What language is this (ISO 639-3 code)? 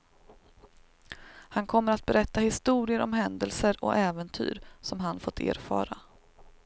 swe